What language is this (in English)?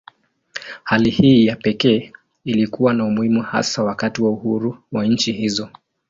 Swahili